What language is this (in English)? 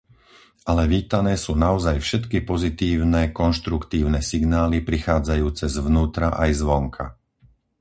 Slovak